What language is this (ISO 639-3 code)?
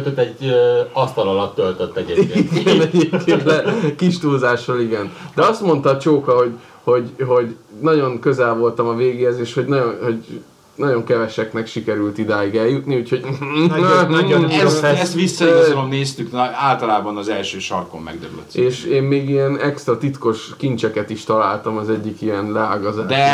hun